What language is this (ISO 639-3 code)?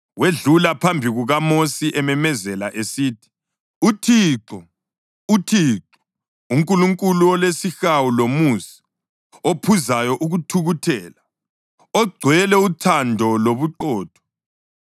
nde